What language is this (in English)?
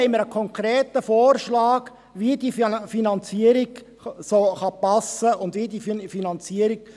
Swiss German